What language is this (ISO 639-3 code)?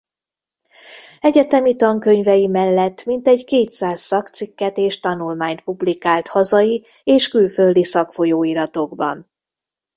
hun